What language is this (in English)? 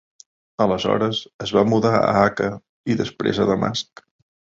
Catalan